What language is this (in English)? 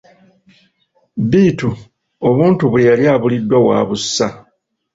Ganda